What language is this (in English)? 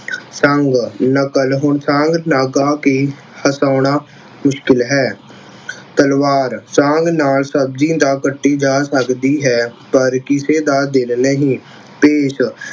Punjabi